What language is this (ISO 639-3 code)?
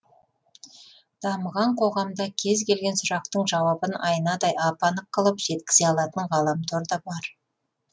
kaz